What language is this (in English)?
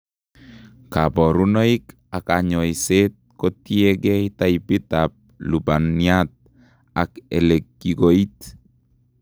Kalenjin